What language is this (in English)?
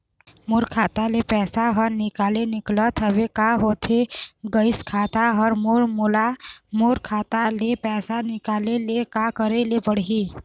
Chhattisgarhi